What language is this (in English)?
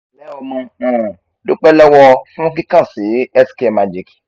Yoruba